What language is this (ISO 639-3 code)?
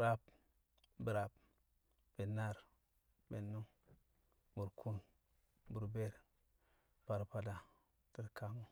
kcq